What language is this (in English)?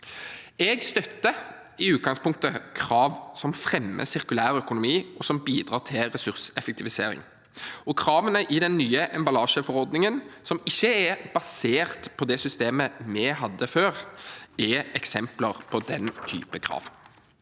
Norwegian